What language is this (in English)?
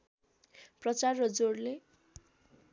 Nepali